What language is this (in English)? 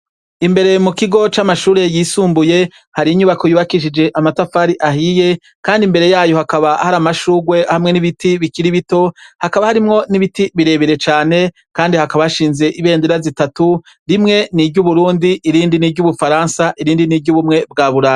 Rundi